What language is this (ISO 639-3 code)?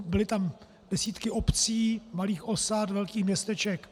ces